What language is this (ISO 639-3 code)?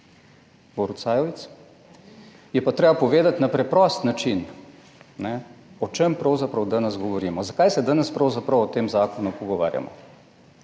slv